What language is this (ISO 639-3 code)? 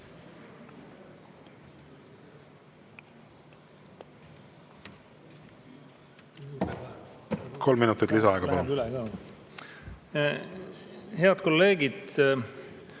est